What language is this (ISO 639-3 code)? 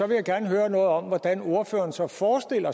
dan